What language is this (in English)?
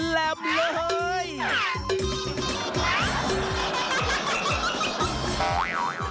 Thai